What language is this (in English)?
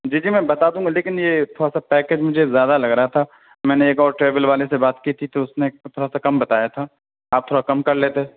Urdu